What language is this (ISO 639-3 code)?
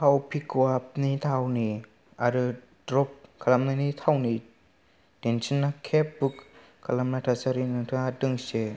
brx